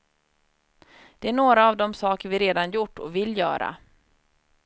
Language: Swedish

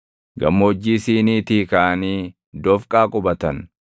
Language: Oromo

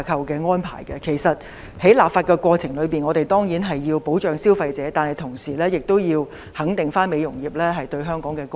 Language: Cantonese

